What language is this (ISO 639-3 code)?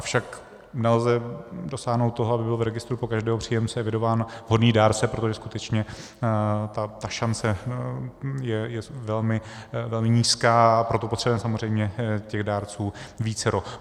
ces